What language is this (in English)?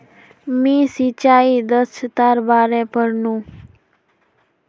Magahi